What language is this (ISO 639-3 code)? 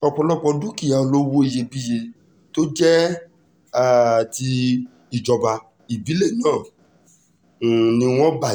yor